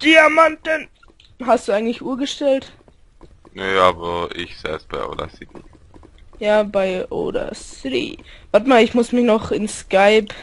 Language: German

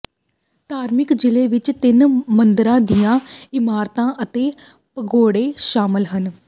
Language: Punjabi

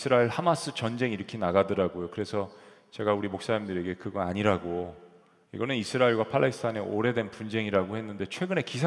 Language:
Korean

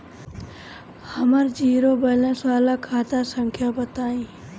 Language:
Bhojpuri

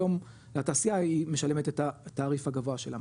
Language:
Hebrew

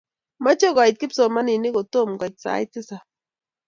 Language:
Kalenjin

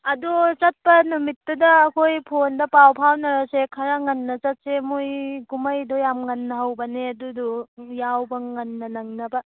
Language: Manipuri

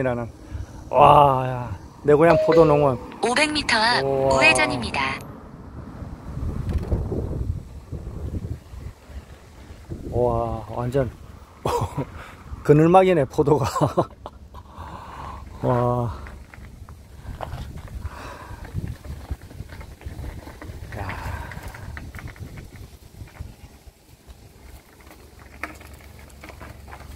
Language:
Korean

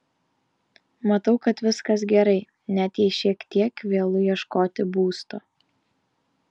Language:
Lithuanian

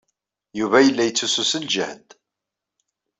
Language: Kabyle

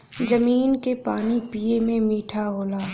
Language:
Bhojpuri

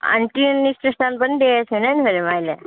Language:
Nepali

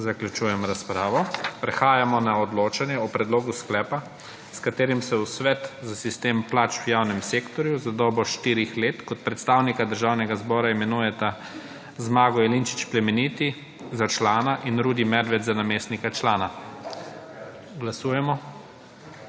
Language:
Slovenian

